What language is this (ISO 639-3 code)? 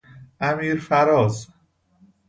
fas